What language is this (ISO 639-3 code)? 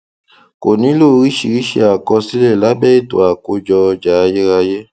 yor